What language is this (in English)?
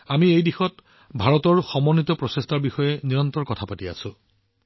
Assamese